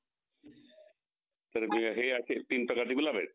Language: Marathi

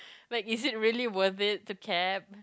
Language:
English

